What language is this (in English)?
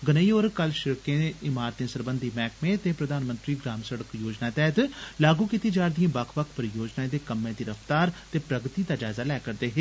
Dogri